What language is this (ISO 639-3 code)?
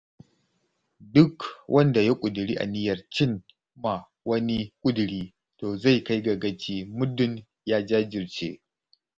hau